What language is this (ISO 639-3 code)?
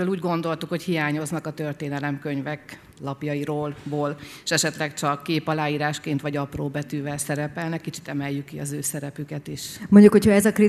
hun